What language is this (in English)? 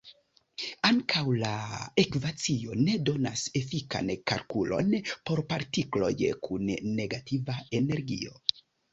Esperanto